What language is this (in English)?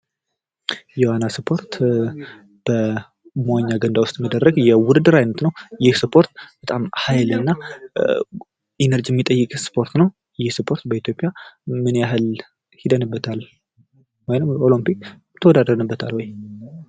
Amharic